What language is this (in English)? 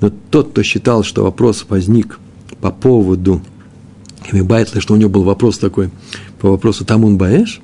Russian